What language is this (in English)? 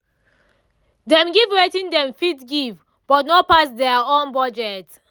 Nigerian Pidgin